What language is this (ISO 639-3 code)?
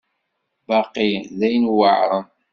kab